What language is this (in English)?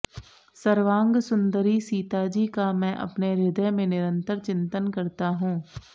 Sanskrit